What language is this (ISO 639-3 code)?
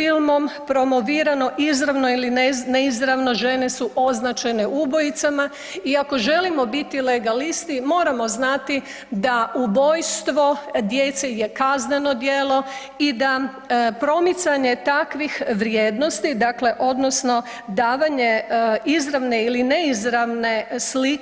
hrv